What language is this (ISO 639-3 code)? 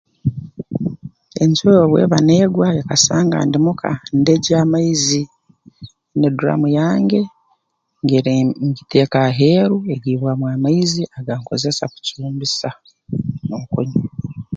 ttj